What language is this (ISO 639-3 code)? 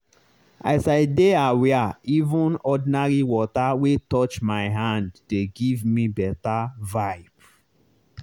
pcm